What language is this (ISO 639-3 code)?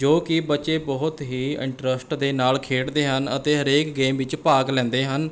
pan